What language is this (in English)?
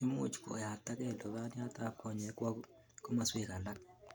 Kalenjin